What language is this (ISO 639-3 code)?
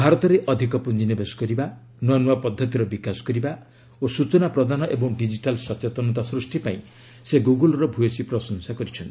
ori